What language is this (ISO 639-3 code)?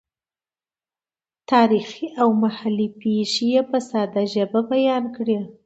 pus